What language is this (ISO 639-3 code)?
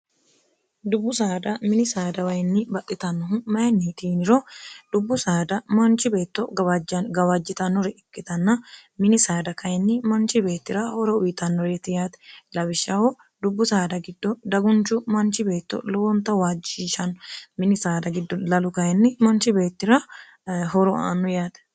sid